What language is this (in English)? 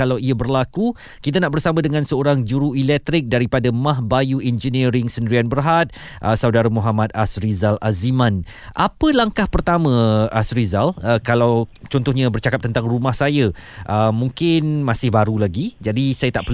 Malay